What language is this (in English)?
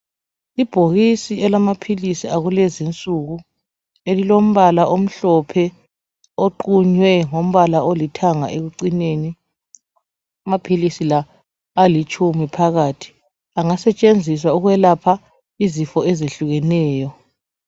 North Ndebele